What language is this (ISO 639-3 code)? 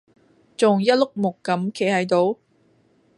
yue